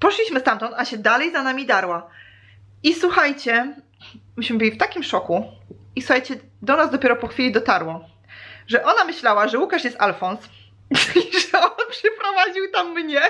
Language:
Polish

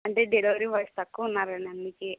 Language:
Telugu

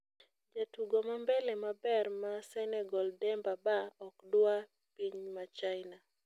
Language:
Luo (Kenya and Tanzania)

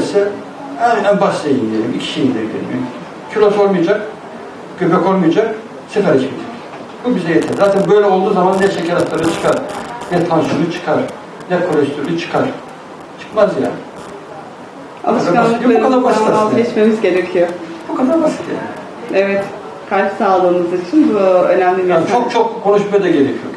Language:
Turkish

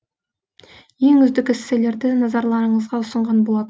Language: Kazakh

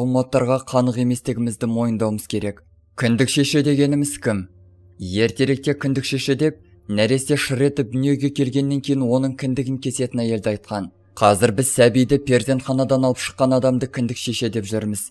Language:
Turkish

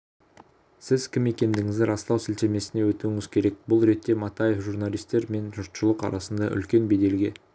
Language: Kazakh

